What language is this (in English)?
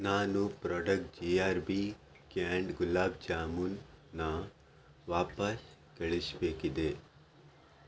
Kannada